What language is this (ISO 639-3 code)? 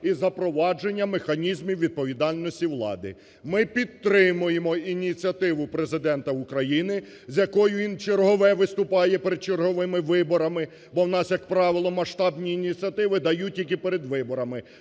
ukr